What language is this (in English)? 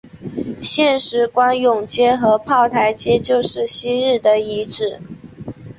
Chinese